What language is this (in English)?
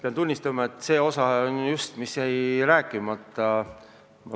Estonian